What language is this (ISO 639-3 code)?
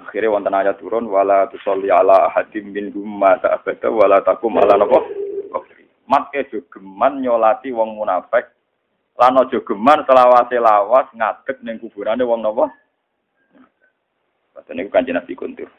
ind